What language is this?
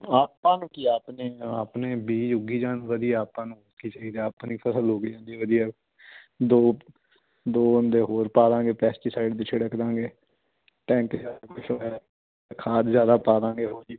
Punjabi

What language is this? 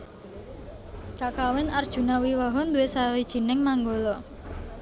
Javanese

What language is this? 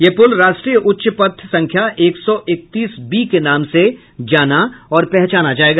Hindi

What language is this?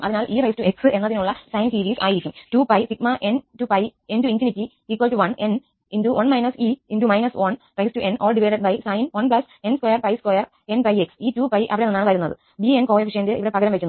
Malayalam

